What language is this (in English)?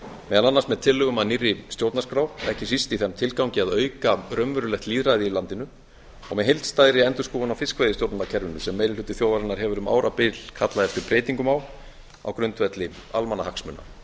Icelandic